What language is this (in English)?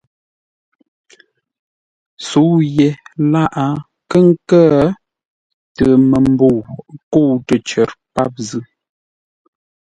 Ngombale